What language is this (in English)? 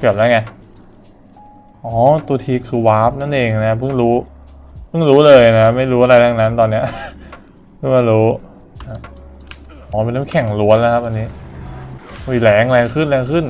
Thai